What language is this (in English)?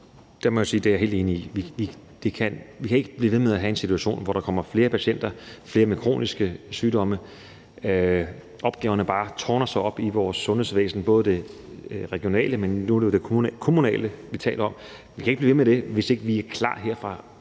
Danish